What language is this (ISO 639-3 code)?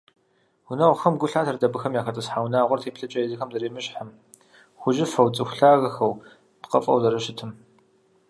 kbd